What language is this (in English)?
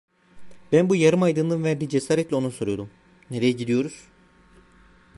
Turkish